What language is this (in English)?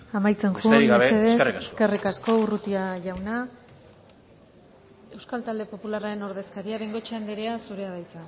Basque